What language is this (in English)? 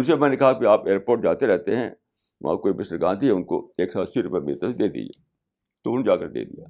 Urdu